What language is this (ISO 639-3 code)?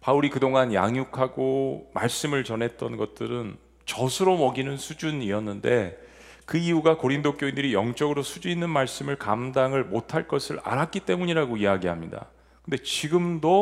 kor